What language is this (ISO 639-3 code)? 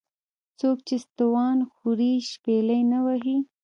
pus